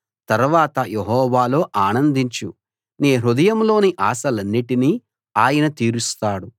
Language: Telugu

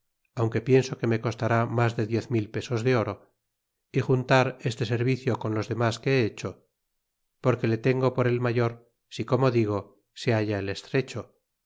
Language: Spanish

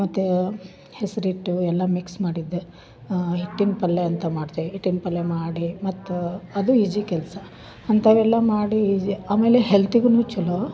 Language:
Kannada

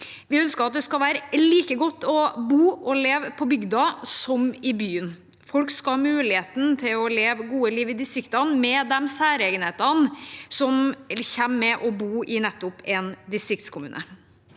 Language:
Norwegian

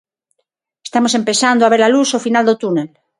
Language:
Galician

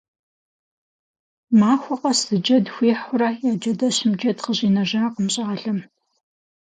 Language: Kabardian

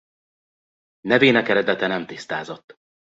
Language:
Hungarian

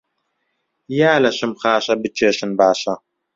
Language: Central Kurdish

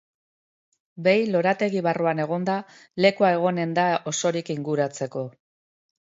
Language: Basque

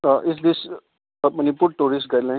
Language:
Manipuri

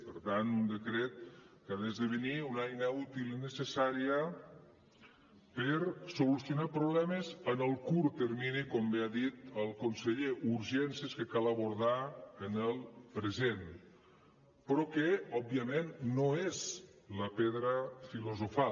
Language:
Catalan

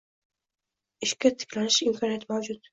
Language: Uzbek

